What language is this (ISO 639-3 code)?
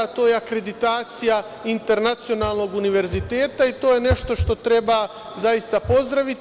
srp